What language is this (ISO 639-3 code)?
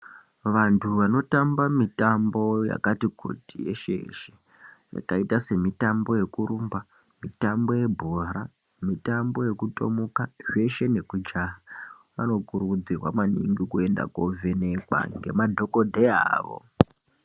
ndc